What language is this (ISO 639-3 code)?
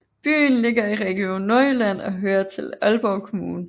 dan